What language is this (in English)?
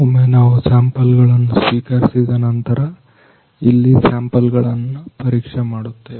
Kannada